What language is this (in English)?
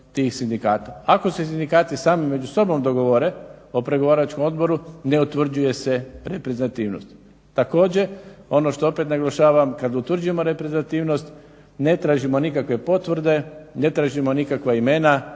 Croatian